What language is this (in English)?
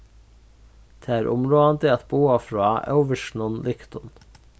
Faroese